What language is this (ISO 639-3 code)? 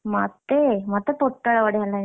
ori